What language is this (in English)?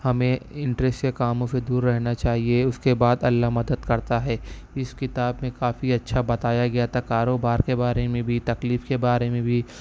Urdu